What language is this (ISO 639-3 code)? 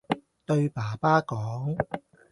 yue